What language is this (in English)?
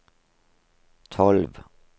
Norwegian